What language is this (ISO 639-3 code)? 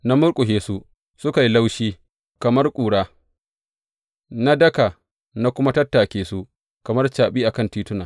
hau